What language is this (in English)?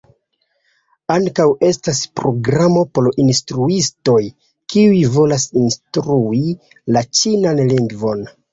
Esperanto